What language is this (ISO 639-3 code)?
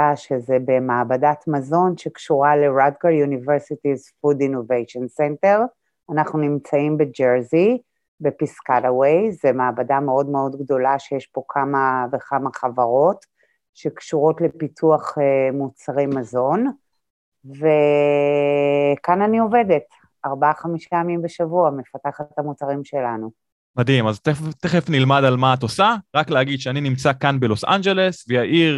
heb